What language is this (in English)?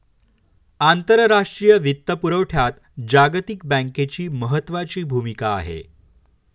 Marathi